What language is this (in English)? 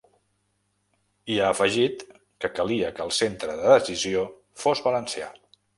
Catalan